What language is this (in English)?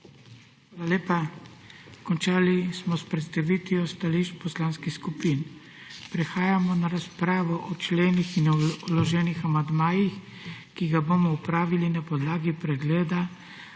Slovenian